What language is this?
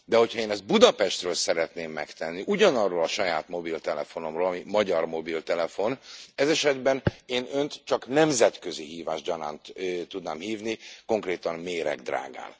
Hungarian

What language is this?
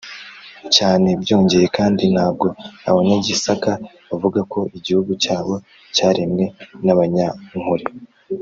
Kinyarwanda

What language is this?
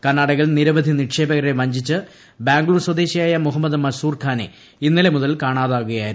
Malayalam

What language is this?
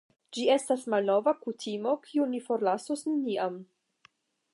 Esperanto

